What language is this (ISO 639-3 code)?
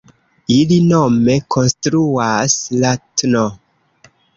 epo